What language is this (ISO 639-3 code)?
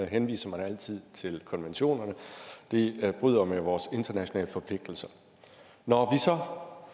dan